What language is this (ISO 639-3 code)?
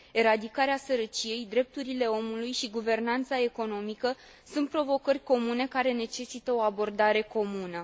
ron